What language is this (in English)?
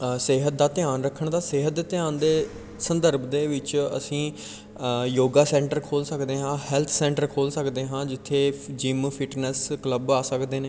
Punjabi